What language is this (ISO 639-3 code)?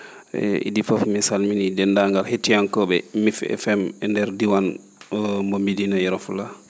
ful